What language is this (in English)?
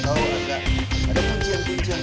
Indonesian